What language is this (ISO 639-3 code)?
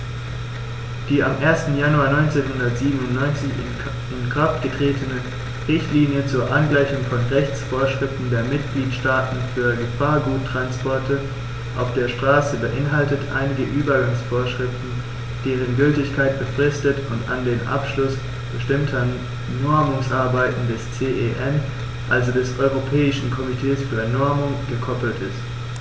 deu